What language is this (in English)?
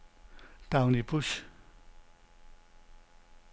Danish